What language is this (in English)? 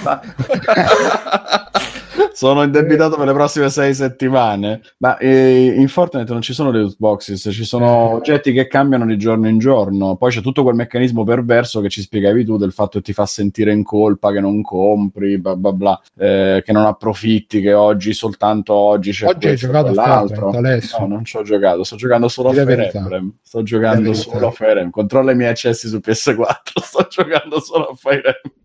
Italian